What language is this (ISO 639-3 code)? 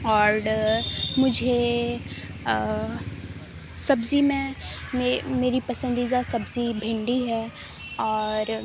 urd